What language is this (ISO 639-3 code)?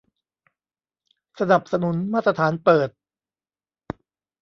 tha